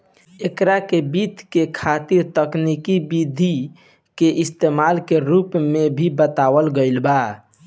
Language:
Bhojpuri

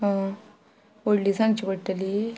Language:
Konkani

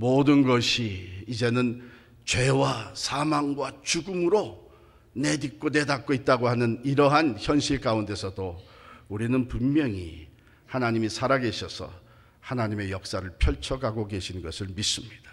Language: Korean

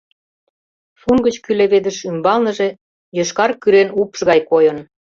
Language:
Mari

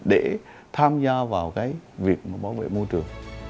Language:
Vietnamese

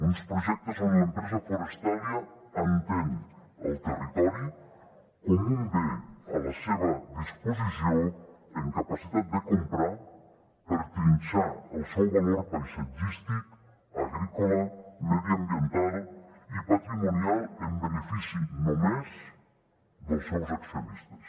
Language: Catalan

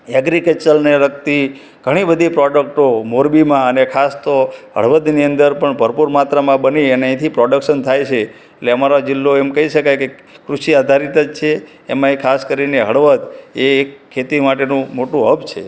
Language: Gujarati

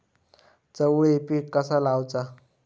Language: Marathi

